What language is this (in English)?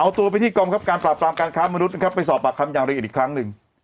Thai